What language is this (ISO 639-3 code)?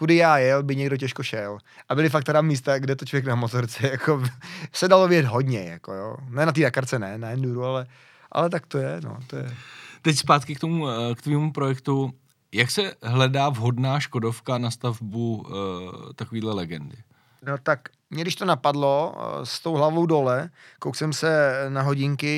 ces